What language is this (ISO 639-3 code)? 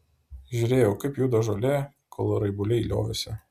lit